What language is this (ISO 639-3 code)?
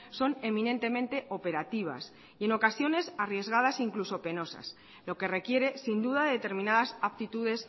spa